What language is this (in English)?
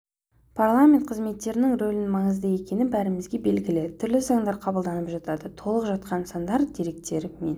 Kazakh